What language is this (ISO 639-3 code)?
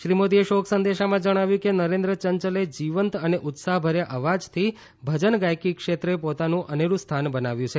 guj